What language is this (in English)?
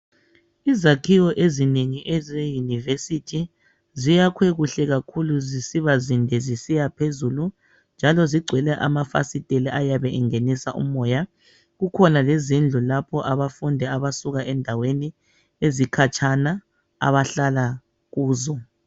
North Ndebele